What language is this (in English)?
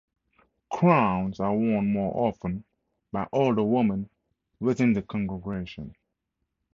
English